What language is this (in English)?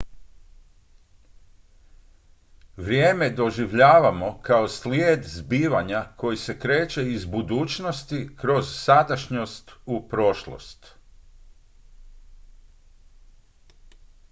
Croatian